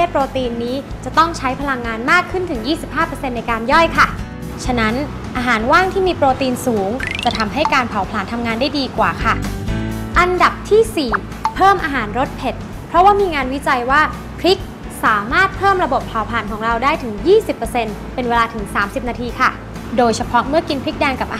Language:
Thai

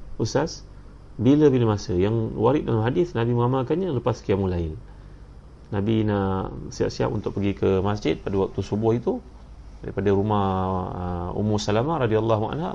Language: Malay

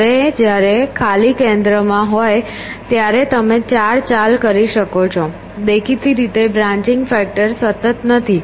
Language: Gujarati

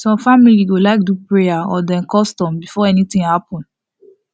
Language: Nigerian Pidgin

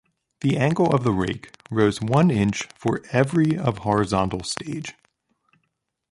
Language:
English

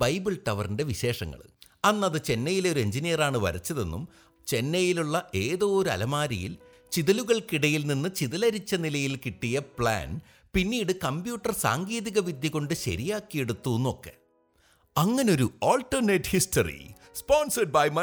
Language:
Malayalam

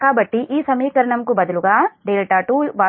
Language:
Telugu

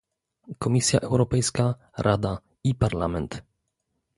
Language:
Polish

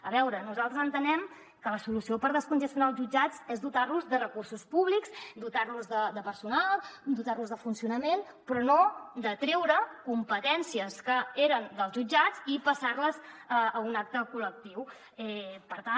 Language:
Catalan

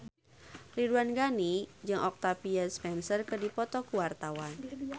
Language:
Sundanese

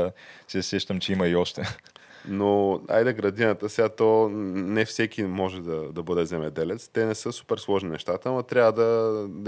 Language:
Bulgarian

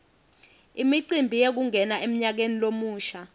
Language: Swati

